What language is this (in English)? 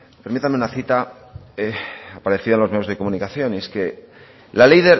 Spanish